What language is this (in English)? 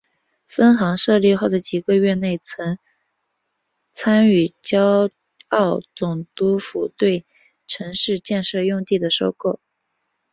Chinese